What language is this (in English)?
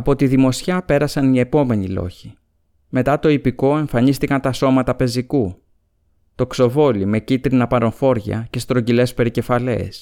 Greek